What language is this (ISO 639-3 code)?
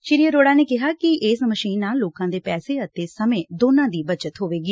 pan